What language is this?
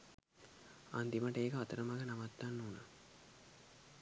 Sinhala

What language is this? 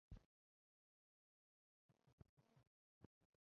Chinese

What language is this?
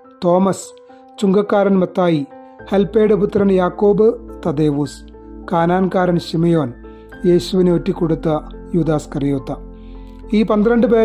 Thai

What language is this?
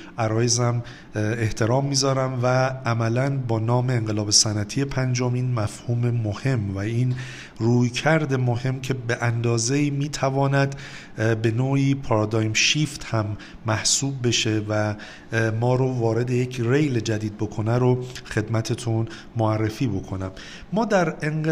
Persian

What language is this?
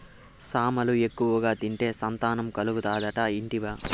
Telugu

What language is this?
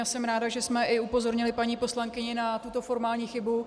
Czech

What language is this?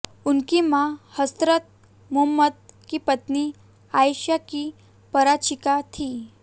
Hindi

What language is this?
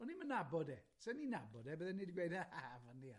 Welsh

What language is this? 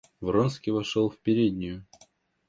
Russian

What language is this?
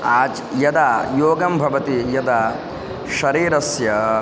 Sanskrit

